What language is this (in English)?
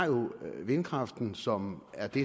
Danish